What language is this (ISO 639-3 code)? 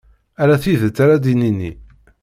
kab